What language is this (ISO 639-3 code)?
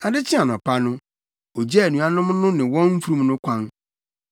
aka